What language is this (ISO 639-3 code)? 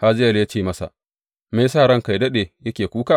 hau